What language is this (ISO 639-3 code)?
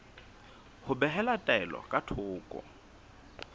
sot